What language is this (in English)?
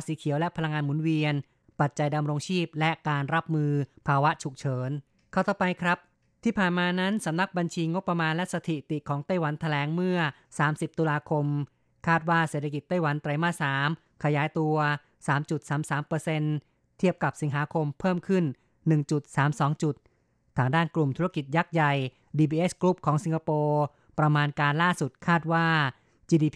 Thai